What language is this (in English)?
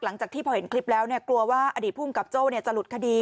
Thai